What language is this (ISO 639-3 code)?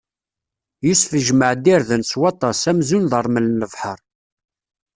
kab